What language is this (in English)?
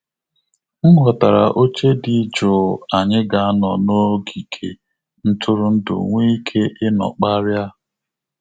Igbo